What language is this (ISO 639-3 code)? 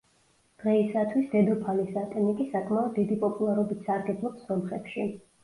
kat